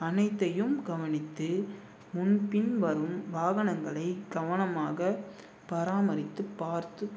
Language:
Tamil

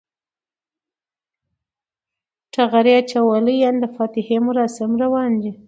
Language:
Pashto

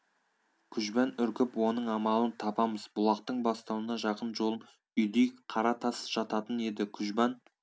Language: Kazakh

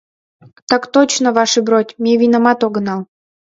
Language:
Mari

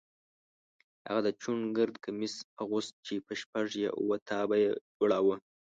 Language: Pashto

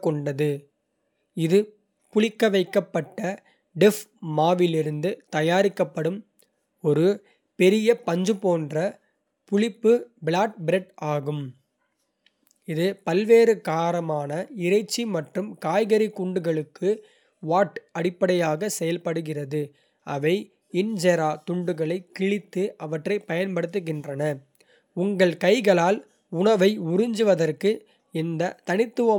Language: Kota (India)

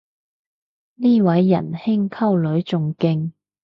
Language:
Cantonese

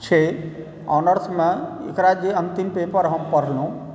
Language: Maithili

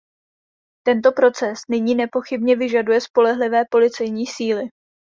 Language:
Czech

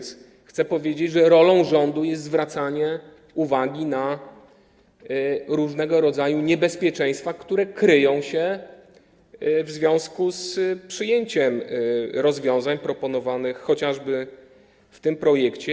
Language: Polish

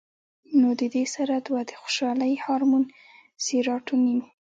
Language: Pashto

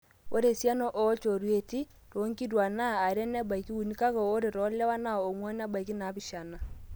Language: Masai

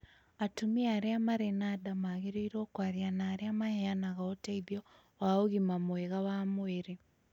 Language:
Kikuyu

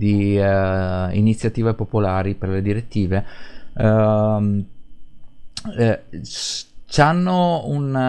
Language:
Italian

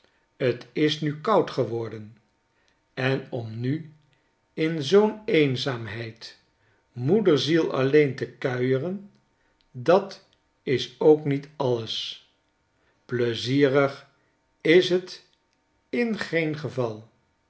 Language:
Dutch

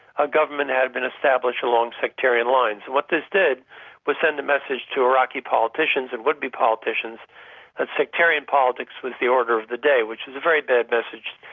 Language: English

